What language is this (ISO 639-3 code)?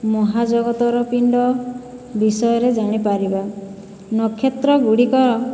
ori